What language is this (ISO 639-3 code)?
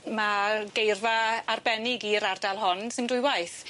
cym